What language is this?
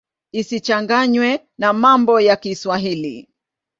Swahili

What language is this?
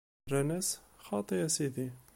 Kabyle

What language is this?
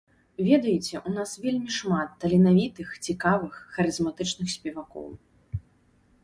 Belarusian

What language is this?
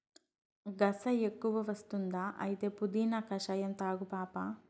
Telugu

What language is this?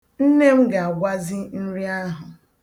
Igbo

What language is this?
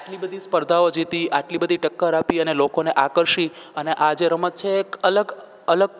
Gujarati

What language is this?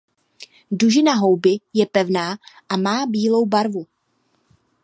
Czech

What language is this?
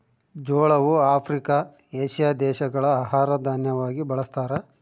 Kannada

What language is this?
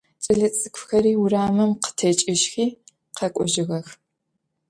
Adyghe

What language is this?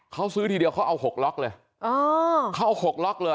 Thai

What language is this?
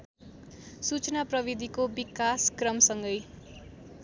Nepali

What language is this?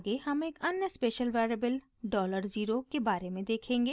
Hindi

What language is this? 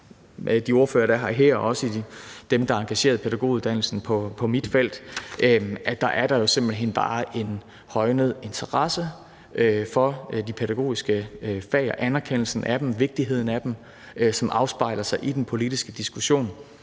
Danish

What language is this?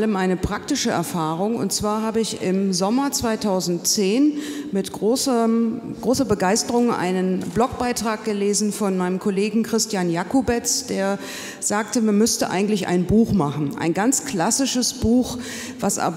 German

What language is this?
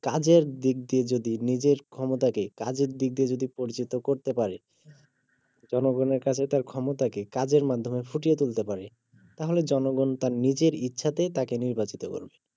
Bangla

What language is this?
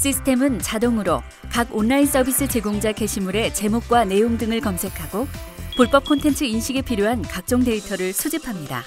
Korean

